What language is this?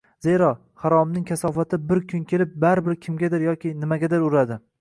Uzbek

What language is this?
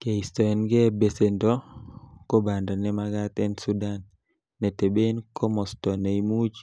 Kalenjin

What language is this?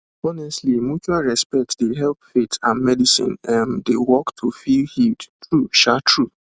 Nigerian Pidgin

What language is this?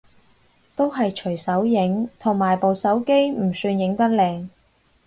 Cantonese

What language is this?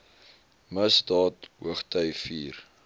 Afrikaans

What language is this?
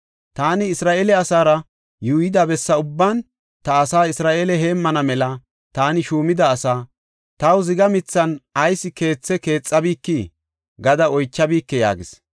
Gofa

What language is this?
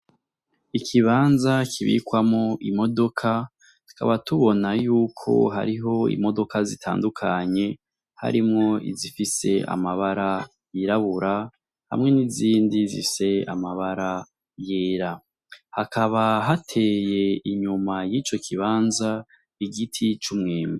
Rundi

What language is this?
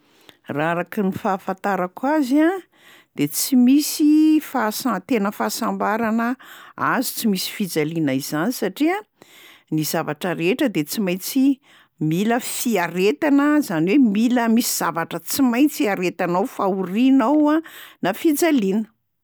Malagasy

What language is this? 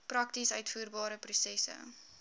Afrikaans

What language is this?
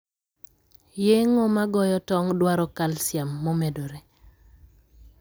Luo (Kenya and Tanzania)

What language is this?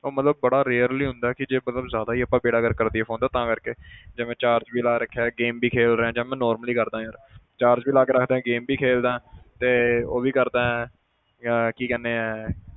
Punjabi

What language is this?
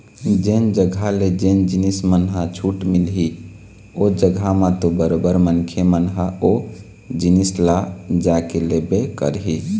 Chhattisgarhi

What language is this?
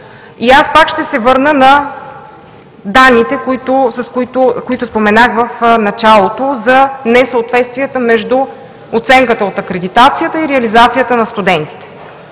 Bulgarian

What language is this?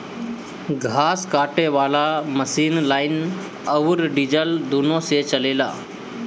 Bhojpuri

